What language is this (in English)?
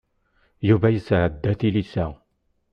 Kabyle